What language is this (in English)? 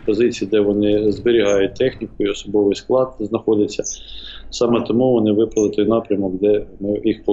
Ukrainian